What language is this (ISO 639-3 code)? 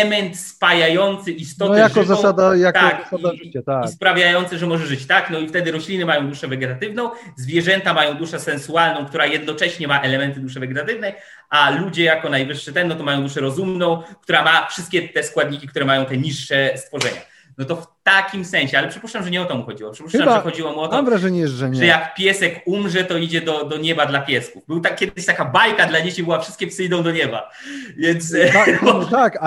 pol